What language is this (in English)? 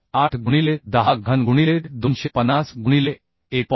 Marathi